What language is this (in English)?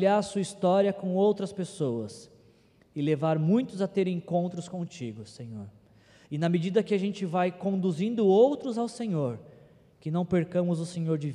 Portuguese